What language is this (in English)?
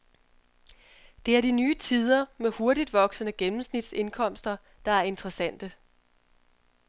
Danish